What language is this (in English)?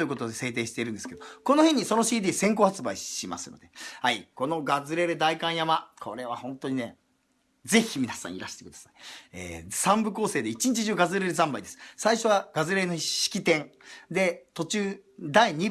Japanese